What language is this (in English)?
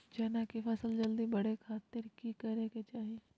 Magahi